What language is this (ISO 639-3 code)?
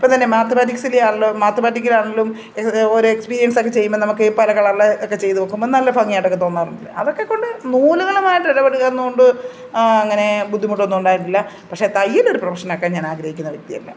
mal